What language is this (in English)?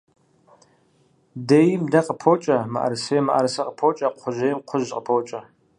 Kabardian